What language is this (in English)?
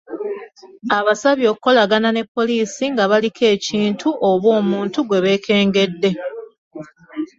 Ganda